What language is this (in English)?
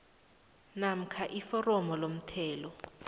South Ndebele